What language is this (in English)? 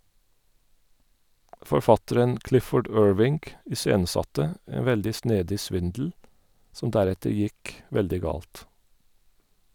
Norwegian